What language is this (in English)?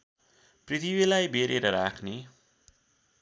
Nepali